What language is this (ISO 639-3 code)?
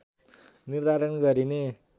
nep